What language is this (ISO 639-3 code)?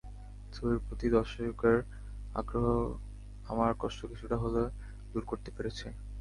ben